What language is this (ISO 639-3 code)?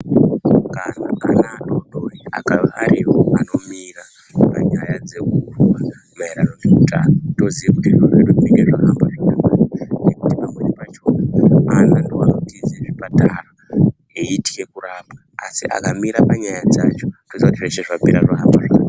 ndc